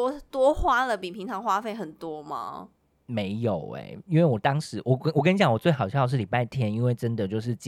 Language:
Chinese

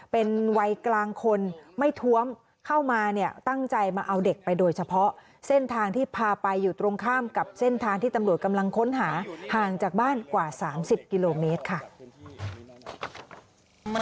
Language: Thai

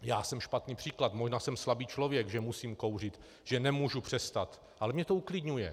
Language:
Czech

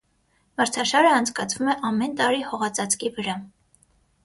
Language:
Armenian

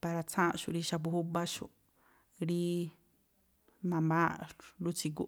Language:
Tlacoapa Me'phaa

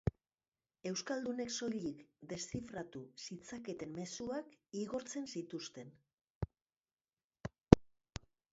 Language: Basque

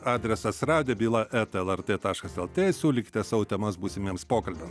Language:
Lithuanian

